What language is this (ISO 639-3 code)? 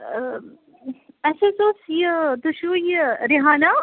kas